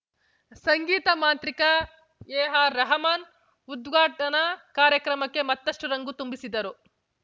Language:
Kannada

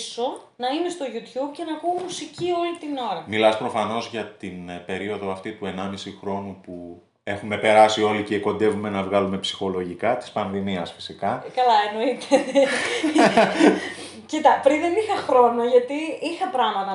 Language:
Greek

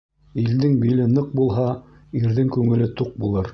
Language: Bashkir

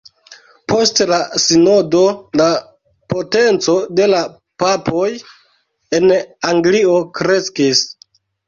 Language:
Esperanto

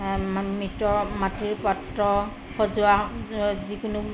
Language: Assamese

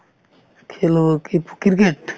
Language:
Assamese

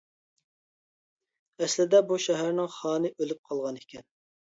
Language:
Uyghur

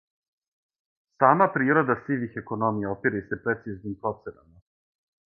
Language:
Serbian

